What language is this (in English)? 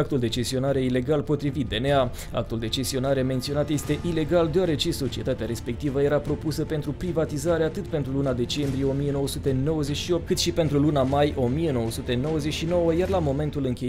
Romanian